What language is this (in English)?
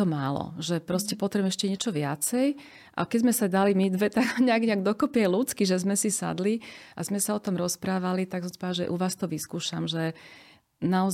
Slovak